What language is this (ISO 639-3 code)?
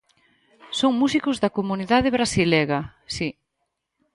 glg